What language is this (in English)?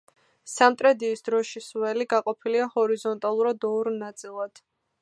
Georgian